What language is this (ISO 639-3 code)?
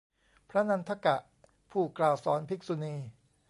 tha